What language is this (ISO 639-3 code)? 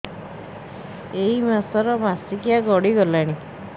ori